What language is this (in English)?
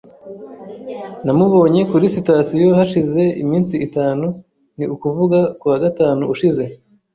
Kinyarwanda